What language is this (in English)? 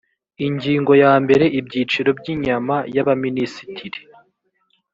Kinyarwanda